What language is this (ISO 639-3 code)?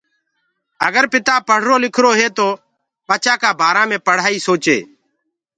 ggg